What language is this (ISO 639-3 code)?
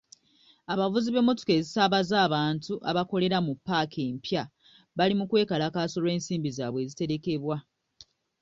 lug